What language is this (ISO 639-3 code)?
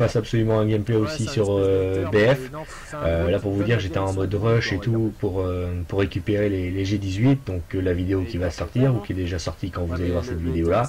fra